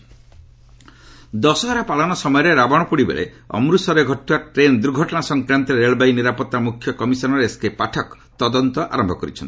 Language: Odia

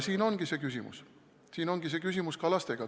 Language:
Estonian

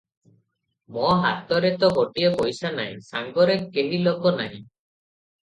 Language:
Odia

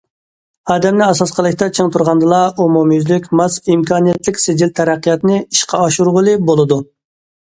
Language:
Uyghur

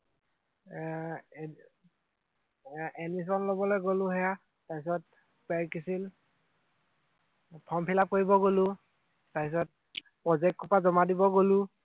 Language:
Assamese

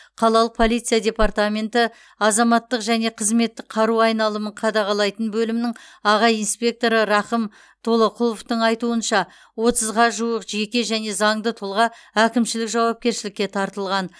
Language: Kazakh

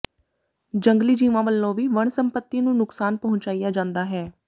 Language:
Punjabi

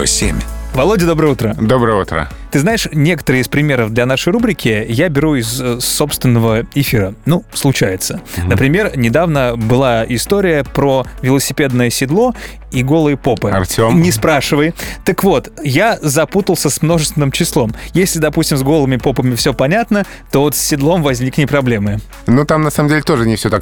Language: Russian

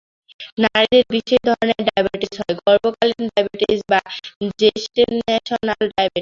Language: Bangla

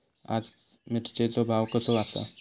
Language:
Marathi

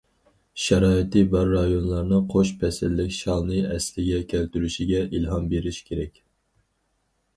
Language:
Uyghur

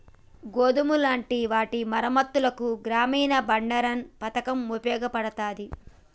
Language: Telugu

